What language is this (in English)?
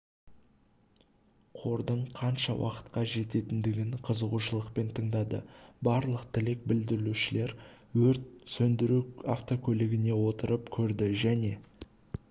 Kazakh